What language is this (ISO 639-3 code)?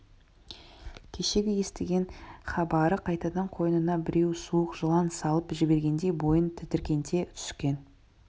kaz